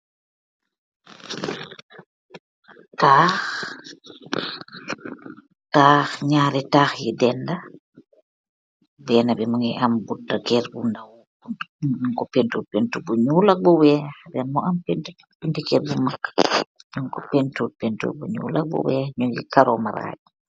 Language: Wolof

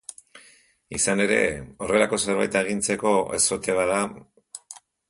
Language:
Basque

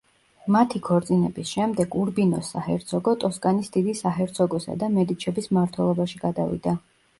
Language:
Georgian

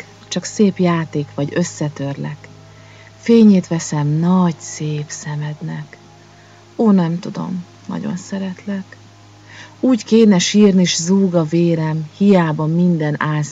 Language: Hungarian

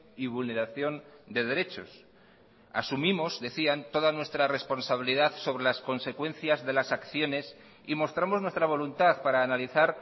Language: Spanish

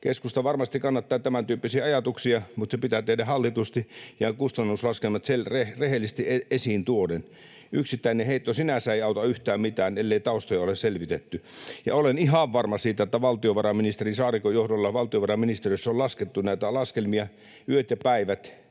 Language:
Finnish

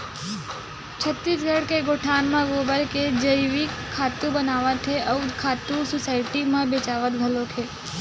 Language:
Chhattisgarhi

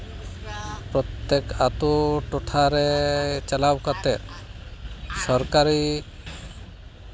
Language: Santali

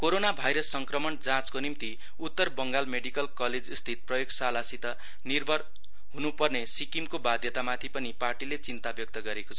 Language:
Nepali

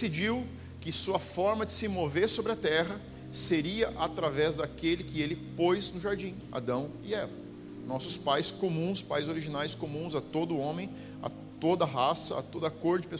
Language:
Portuguese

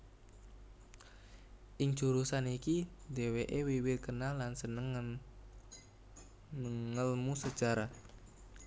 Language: Javanese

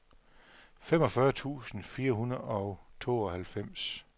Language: Danish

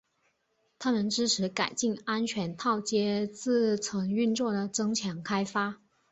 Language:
Chinese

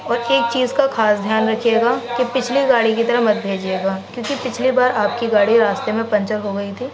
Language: Urdu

